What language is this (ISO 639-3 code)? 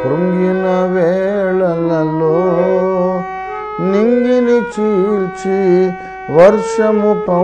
ron